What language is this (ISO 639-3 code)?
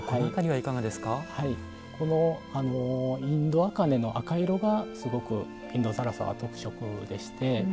jpn